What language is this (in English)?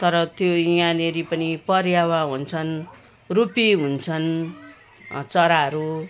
Nepali